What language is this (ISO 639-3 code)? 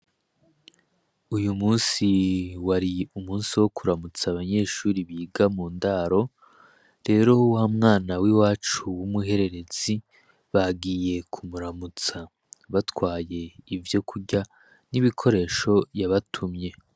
run